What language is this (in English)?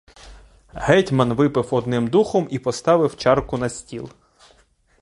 Ukrainian